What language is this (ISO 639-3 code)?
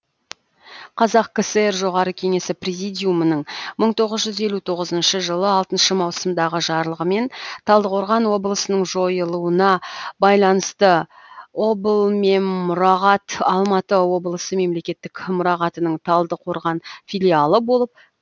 kaz